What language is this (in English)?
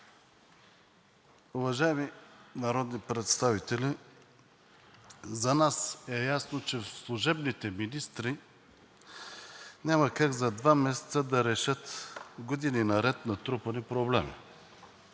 Bulgarian